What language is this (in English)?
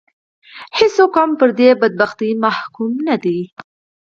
Pashto